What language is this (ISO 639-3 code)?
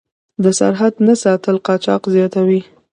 pus